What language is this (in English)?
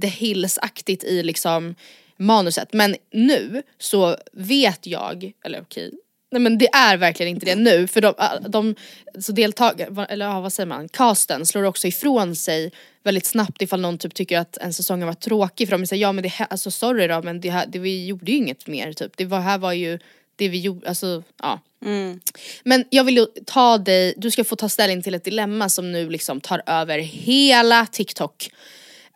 Swedish